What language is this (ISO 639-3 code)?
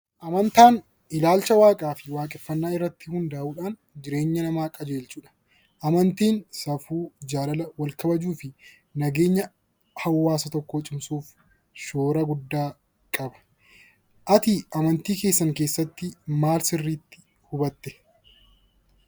orm